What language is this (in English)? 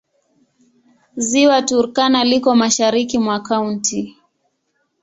Swahili